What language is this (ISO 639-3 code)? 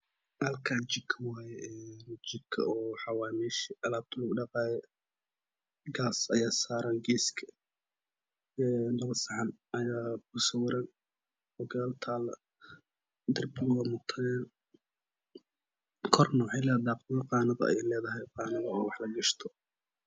som